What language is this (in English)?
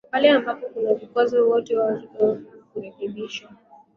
Swahili